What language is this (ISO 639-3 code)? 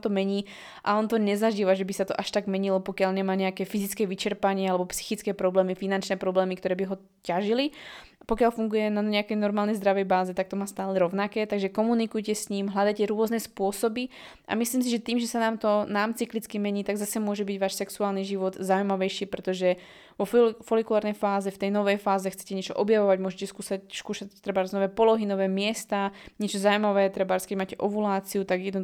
slk